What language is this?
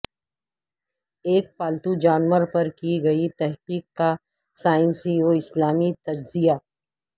Urdu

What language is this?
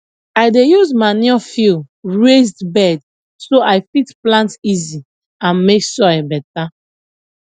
Nigerian Pidgin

